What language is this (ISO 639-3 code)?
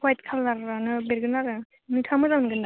brx